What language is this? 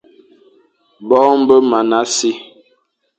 Fang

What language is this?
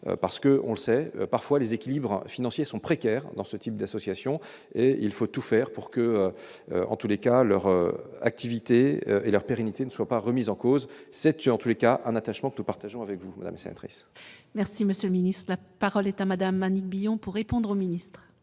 French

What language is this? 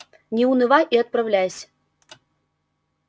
Russian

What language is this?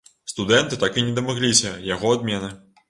Belarusian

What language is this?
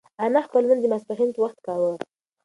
Pashto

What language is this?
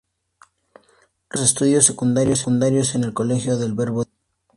Spanish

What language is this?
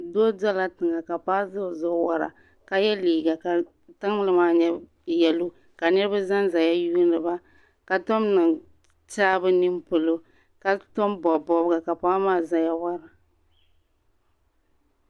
Dagbani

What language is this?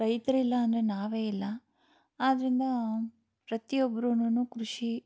Kannada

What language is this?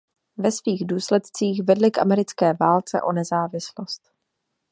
Czech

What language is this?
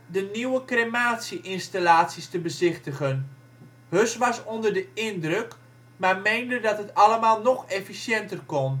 Dutch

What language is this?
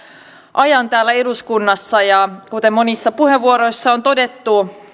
Finnish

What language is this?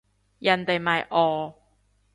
Cantonese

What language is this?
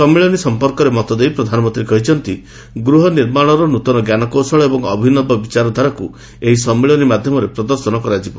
Odia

